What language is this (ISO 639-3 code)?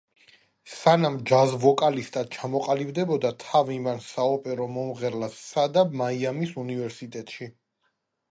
kat